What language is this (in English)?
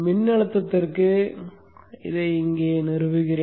Tamil